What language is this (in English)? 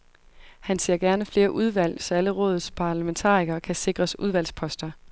Danish